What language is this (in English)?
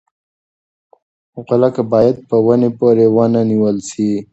Pashto